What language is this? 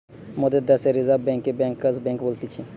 Bangla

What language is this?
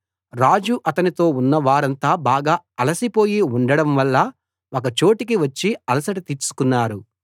Telugu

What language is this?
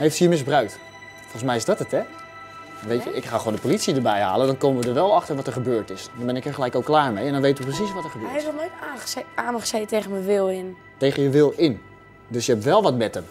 Dutch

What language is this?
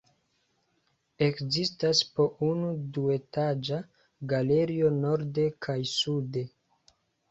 Esperanto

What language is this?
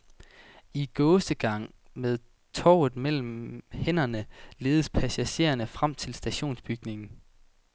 Danish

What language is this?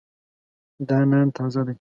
Pashto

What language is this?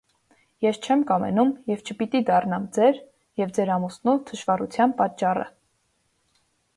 Armenian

